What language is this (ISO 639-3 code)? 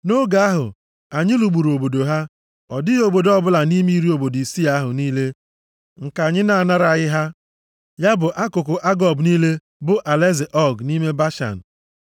ibo